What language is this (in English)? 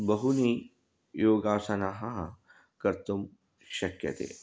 Sanskrit